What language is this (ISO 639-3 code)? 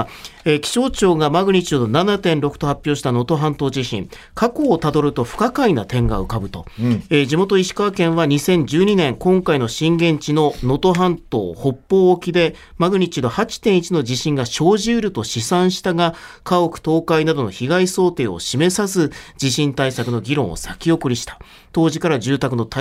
jpn